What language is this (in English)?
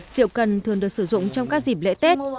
Vietnamese